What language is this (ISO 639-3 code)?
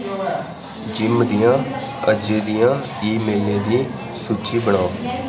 doi